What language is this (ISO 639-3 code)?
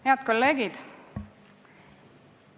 est